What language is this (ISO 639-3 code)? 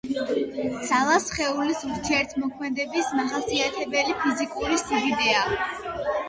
kat